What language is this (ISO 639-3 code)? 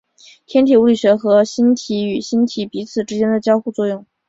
zho